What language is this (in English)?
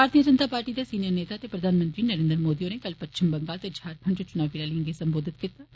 Dogri